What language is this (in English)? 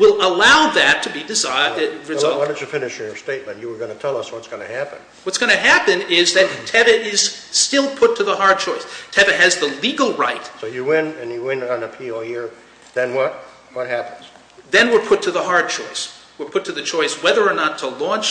English